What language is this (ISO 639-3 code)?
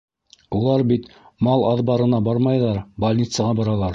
bak